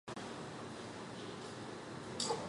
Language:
Chinese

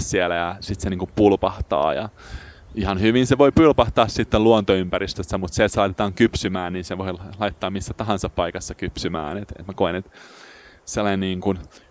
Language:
Finnish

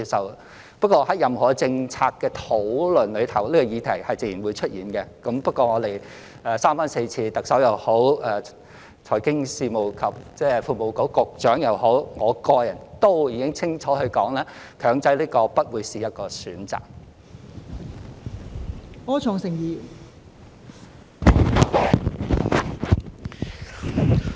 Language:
Cantonese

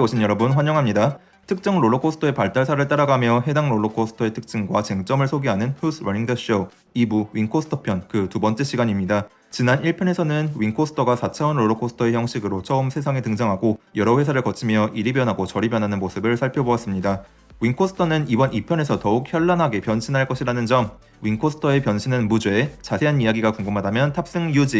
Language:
Korean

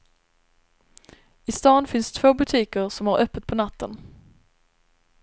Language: Swedish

